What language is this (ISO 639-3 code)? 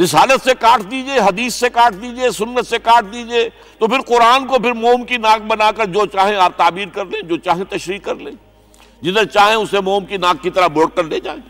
urd